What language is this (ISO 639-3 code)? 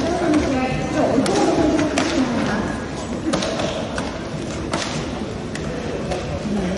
kor